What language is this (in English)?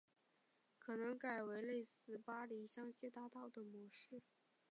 Chinese